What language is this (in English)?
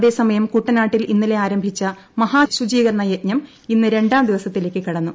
Malayalam